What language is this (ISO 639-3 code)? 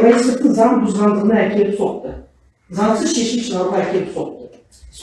tur